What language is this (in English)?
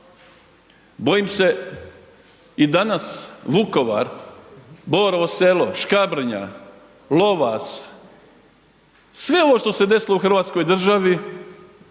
Croatian